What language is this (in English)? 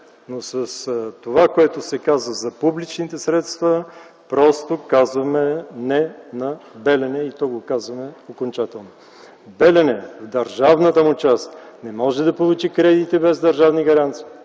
Bulgarian